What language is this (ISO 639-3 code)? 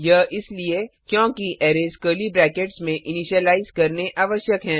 hin